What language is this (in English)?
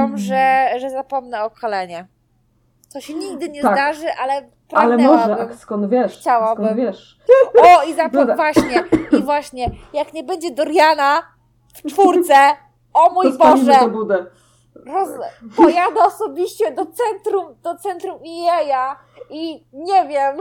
Polish